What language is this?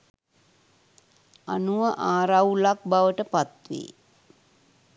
Sinhala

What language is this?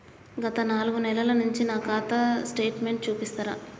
Telugu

